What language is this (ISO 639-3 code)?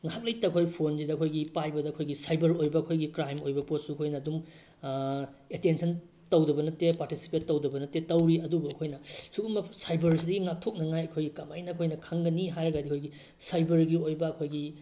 mni